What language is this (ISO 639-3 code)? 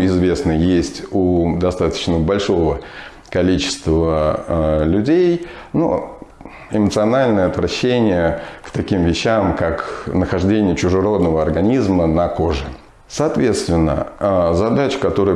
rus